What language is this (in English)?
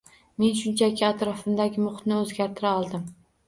Uzbek